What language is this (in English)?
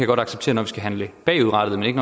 Danish